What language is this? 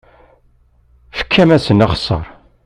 Kabyle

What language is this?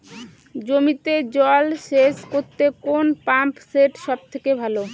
Bangla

